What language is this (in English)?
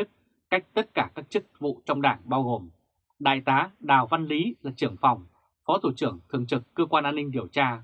Vietnamese